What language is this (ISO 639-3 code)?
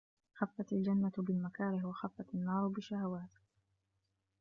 ara